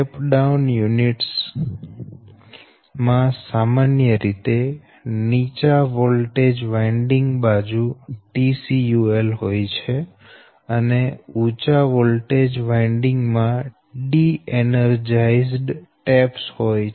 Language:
Gujarati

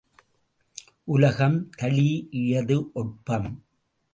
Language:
Tamil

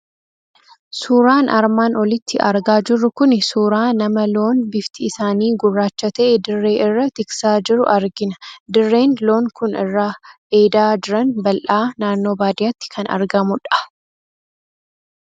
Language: Oromo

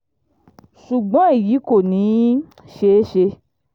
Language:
Yoruba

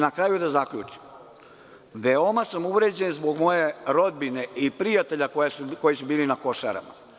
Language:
Serbian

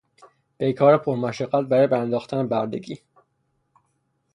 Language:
Persian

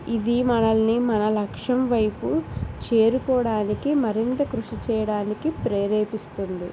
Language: Telugu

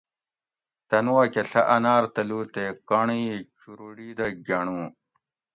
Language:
Gawri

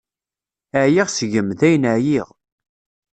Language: Kabyle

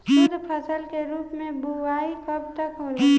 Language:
Bhojpuri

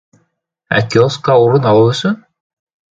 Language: Bashkir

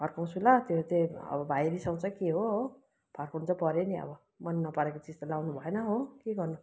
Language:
Nepali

